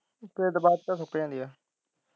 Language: Punjabi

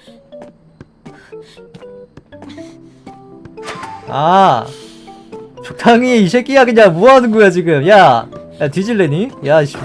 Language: Korean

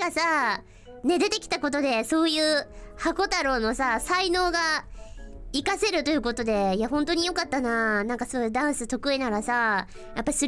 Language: Japanese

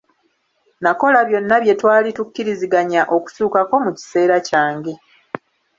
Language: Ganda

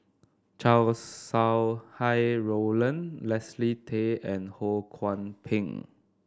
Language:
English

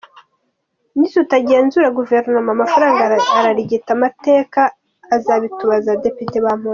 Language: Kinyarwanda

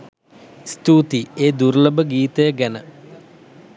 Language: Sinhala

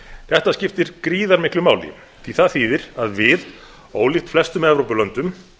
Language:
Icelandic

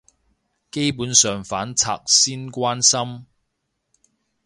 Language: Cantonese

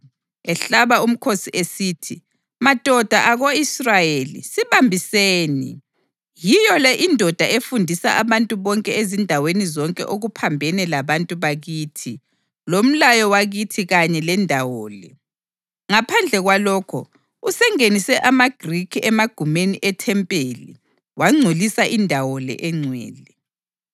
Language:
North Ndebele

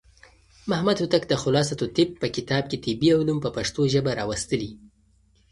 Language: Pashto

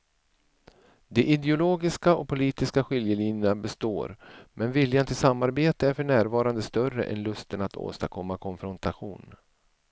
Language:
Swedish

